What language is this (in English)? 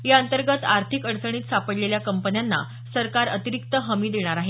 Marathi